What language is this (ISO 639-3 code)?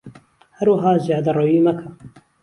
ckb